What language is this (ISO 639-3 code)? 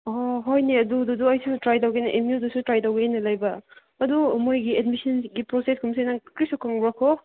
mni